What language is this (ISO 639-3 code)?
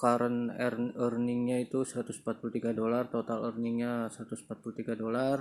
ind